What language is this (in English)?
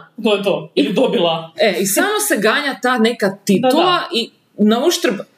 Croatian